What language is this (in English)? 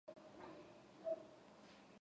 Georgian